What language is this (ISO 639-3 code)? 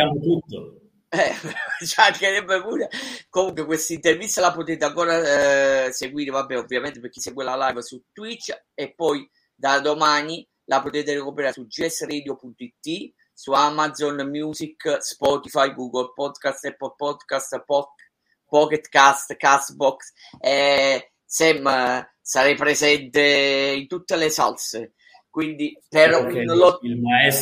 ita